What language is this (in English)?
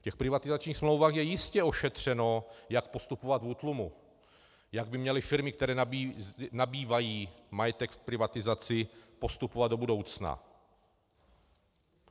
Czech